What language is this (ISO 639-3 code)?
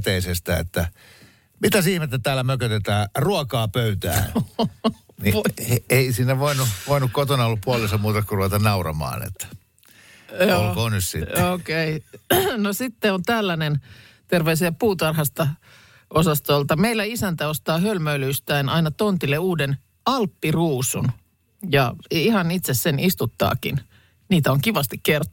fin